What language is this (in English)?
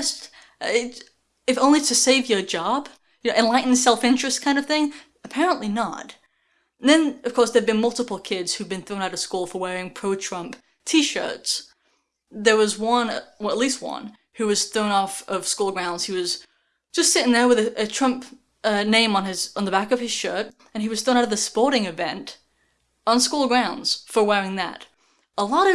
English